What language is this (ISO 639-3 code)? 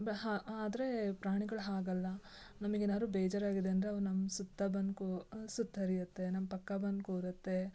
kan